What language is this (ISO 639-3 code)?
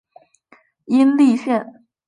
zho